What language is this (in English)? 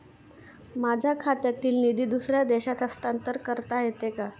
Marathi